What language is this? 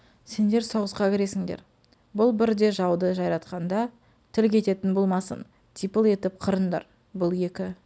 Kazakh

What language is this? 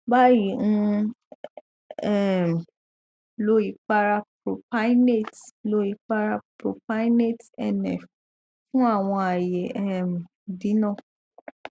Yoruba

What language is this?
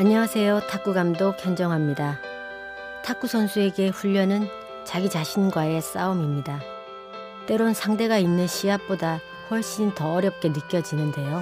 Korean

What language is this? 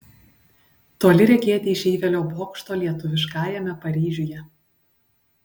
Lithuanian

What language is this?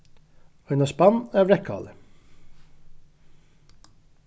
Faroese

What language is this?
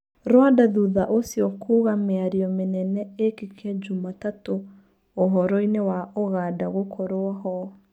Kikuyu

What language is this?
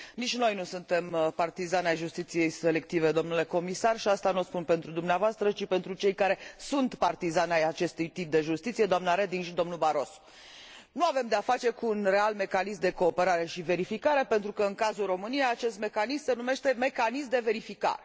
Romanian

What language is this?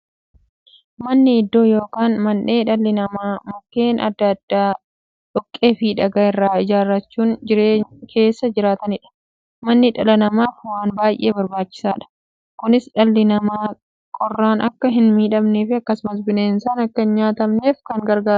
Oromo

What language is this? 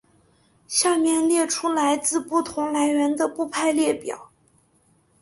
Chinese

